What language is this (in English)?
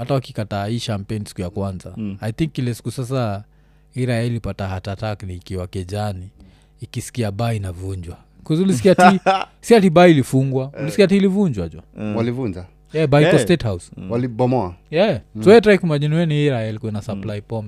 Swahili